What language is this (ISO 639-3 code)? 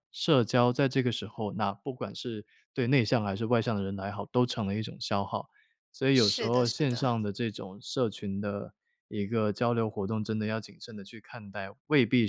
zho